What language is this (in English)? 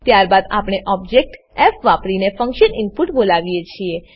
Gujarati